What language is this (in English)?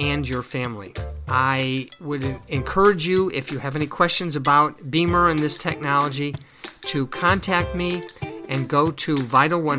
English